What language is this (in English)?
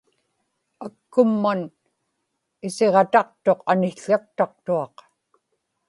Inupiaq